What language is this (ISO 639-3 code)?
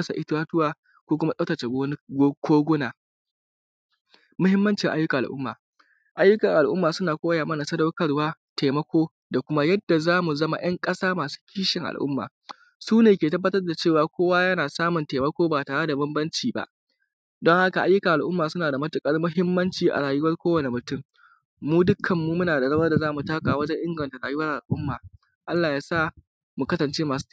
hau